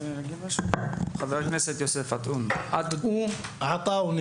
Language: Hebrew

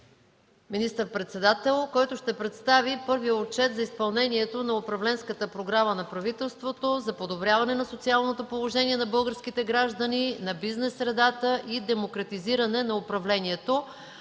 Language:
Bulgarian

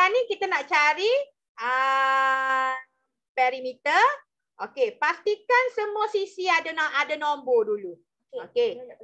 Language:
Malay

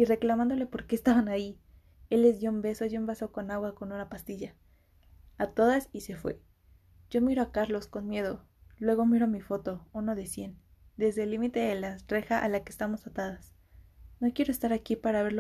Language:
Spanish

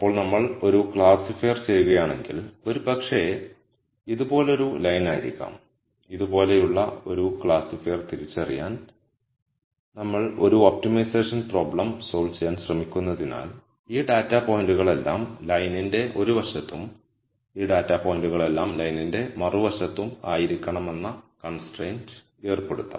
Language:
Malayalam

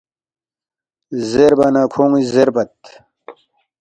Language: Balti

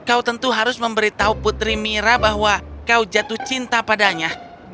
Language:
Indonesian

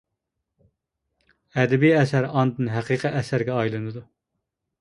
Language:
Uyghur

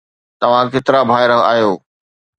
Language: Sindhi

